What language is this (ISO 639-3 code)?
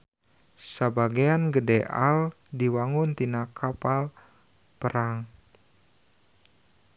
sun